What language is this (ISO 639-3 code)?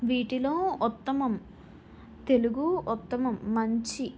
tel